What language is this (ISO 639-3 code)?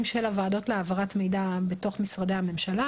heb